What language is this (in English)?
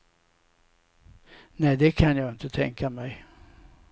Swedish